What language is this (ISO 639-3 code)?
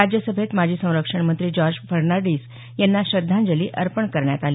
mar